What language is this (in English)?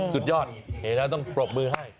Thai